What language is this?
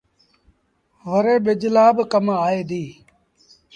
Sindhi Bhil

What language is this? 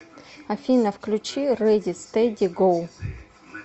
Russian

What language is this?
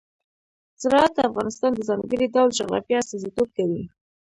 Pashto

